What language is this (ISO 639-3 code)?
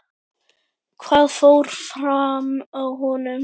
isl